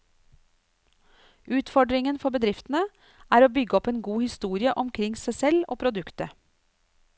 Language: Norwegian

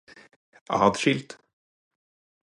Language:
Norwegian Bokmål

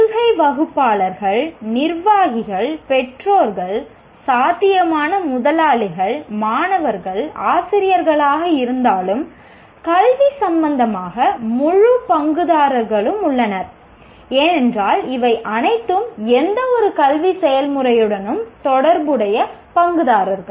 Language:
Tamil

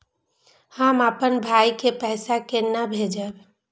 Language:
Maithili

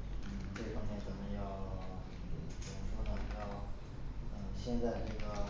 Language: Chinese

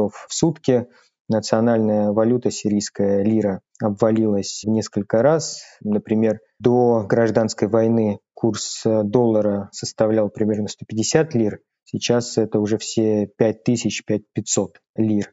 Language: Russian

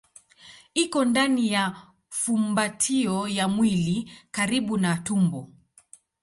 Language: Swahili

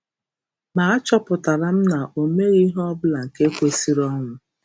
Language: Igbo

